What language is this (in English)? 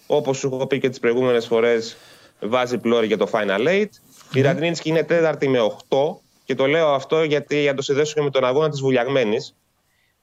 Greek